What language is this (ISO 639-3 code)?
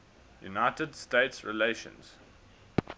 eng